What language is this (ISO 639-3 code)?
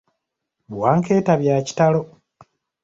lug